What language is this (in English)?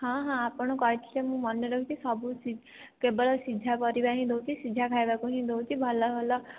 Odia